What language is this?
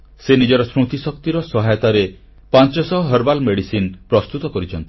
Odia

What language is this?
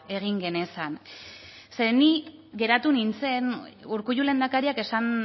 Basque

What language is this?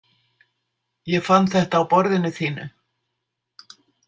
Icelandic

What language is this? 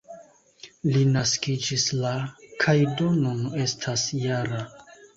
Esperanto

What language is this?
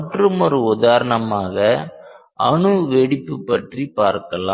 Tamil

